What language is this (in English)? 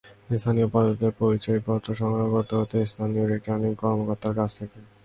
Bangla